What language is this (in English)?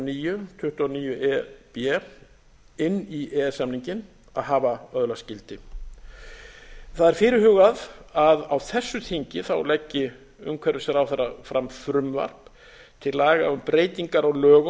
Icelandic